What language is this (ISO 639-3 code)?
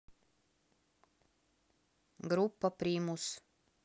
rus